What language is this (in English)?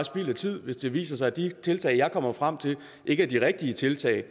Danish